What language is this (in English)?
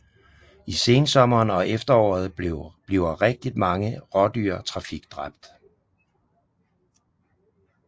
Danish